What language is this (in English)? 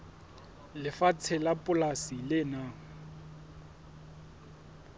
Southern Sotho